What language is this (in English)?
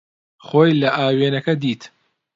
Central Kurdish